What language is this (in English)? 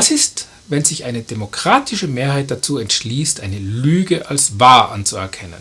German